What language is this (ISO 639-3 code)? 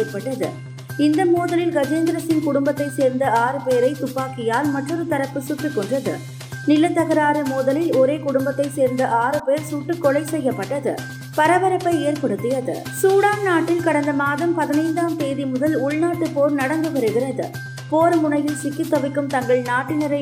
tam